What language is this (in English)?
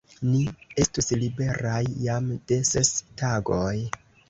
Esperanto